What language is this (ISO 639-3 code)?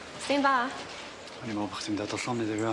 cym